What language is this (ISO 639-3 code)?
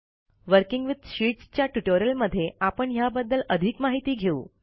mar